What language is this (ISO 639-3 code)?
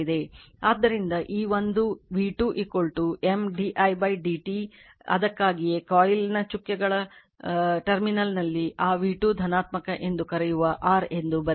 kan